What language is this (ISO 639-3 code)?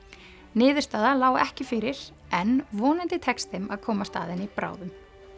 isl